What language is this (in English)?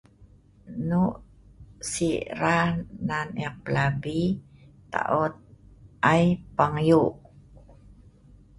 Sa'ban